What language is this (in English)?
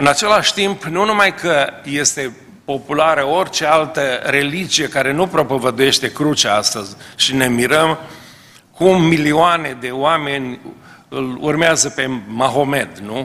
Romanian